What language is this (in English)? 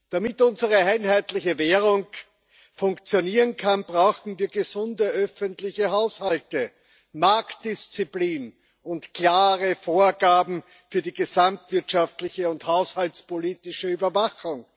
German